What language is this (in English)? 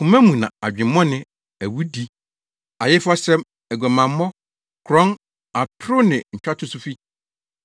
Akan